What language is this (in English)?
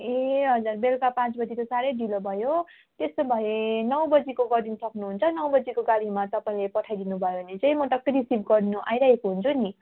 Nepali